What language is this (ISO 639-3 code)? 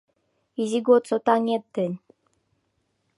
chm